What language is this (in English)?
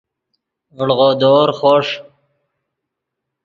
Yidgha